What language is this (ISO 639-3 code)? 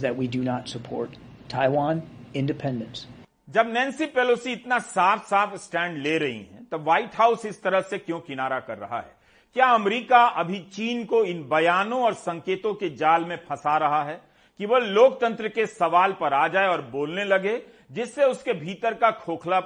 hin